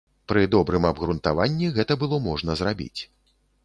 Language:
Belarusian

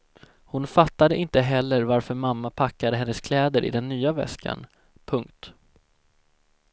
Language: Swedish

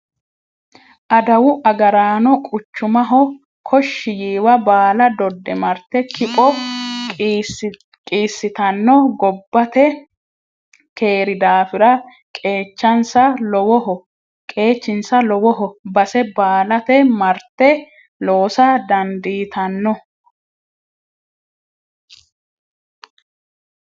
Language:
Sidamo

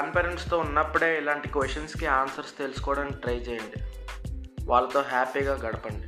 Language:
Telugu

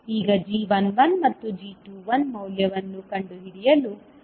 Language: Kannada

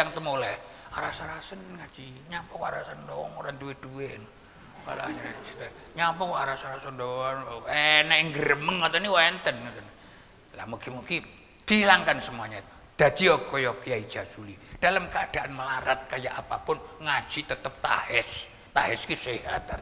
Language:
Indonesian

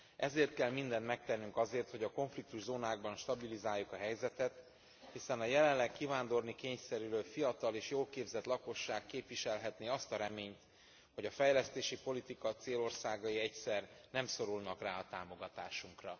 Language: Hungarian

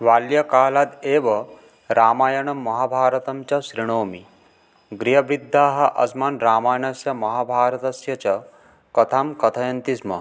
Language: Sanskrit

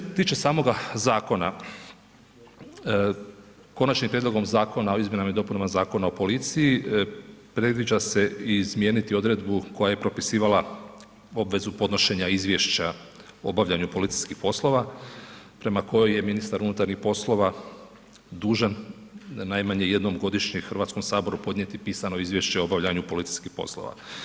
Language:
Croatian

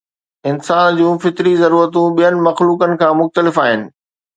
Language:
Sindhi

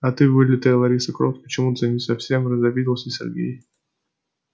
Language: Russian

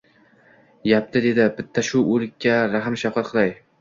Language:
Uzbek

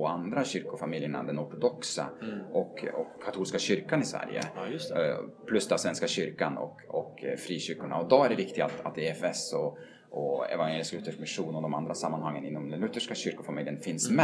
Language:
Swedish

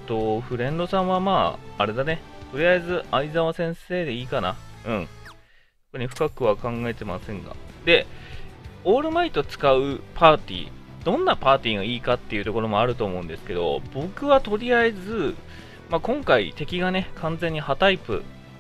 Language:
Japanese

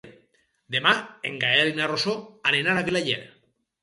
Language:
Catalan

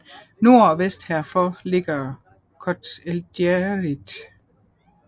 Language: Danish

